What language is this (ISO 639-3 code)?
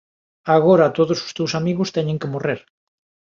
glg